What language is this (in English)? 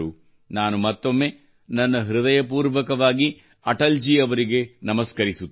Kannada